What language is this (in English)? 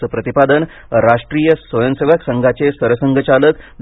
Marathi